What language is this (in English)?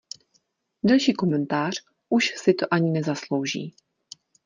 Czech